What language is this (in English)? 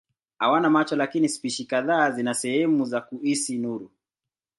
Swahili